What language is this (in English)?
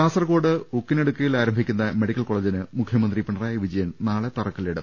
Malayalam